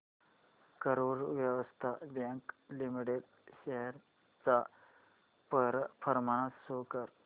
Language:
Marathi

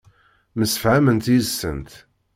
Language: Kabyle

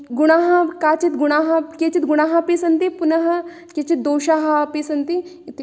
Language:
Sanskrit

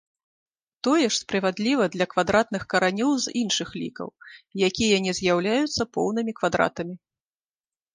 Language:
Belarusian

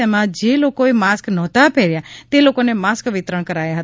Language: Gujarati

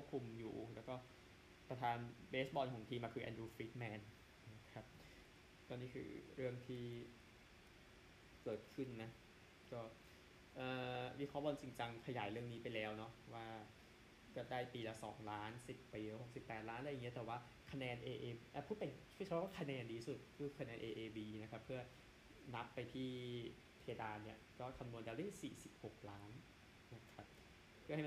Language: Thai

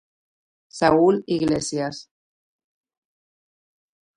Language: Galician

